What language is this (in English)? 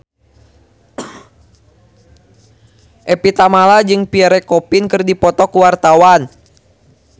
Sundanese